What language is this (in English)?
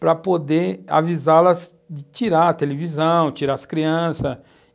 Portuguese